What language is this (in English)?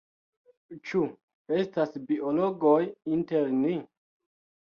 Esperanto